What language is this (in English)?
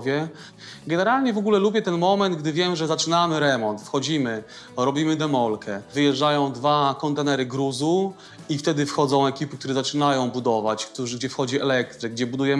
Polish